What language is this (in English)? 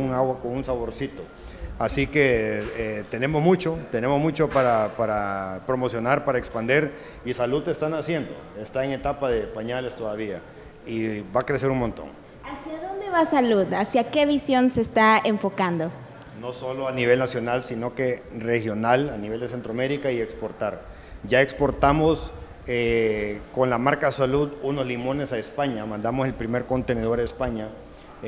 Spanish